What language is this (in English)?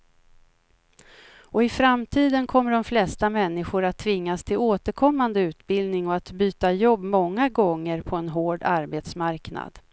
Swedish